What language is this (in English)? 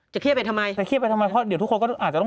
Thai